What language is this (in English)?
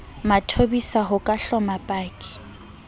Southern Sotho